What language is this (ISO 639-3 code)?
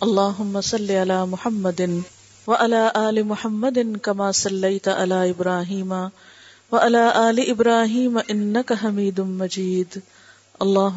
urd